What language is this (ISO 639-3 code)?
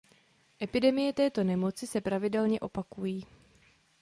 ces